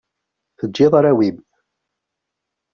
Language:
Kabyle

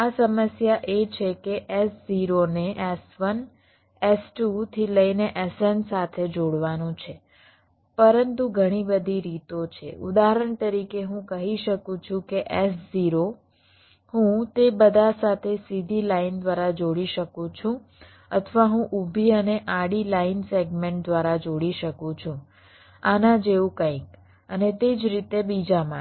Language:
Gujarati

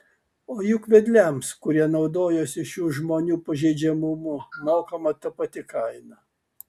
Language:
Lithuanian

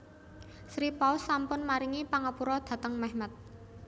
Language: Javanese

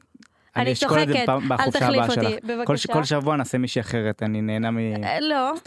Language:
Hebrew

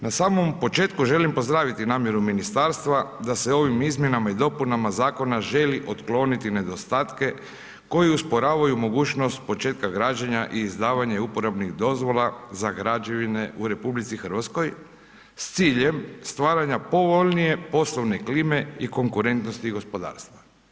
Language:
Croatian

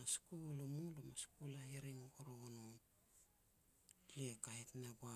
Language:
Petats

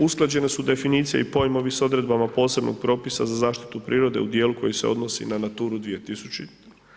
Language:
Croatian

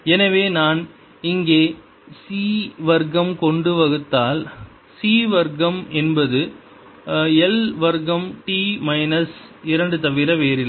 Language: Tamil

